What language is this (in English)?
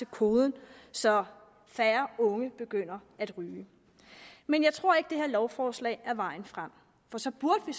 Danish